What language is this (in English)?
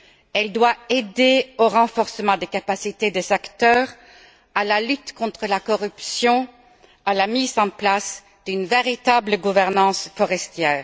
French